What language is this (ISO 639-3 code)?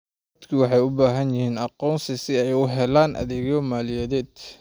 som